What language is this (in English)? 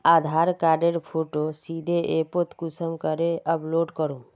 Magahi